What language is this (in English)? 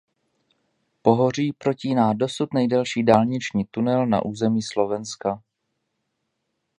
Czech